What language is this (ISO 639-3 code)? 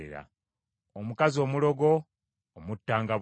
lug